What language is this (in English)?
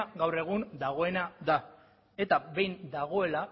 Basque